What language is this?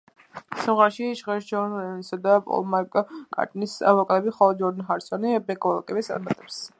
Georgian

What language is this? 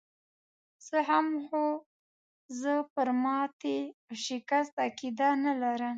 Pashto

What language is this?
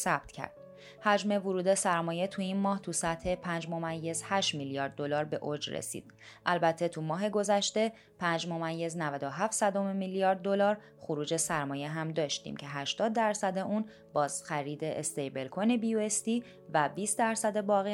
Persian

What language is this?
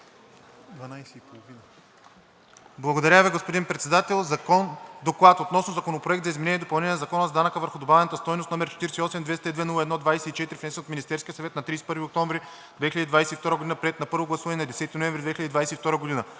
Bulgarian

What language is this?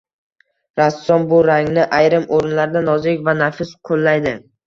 Uzbek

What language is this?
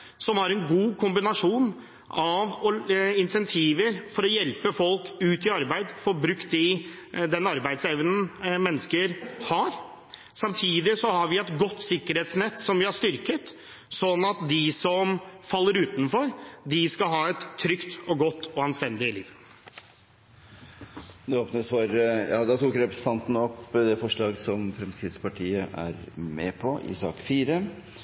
Norwegian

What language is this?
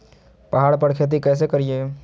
Magahi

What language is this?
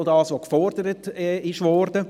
Swiss German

